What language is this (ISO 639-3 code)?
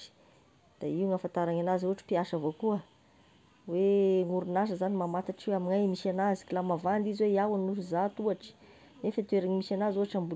tkg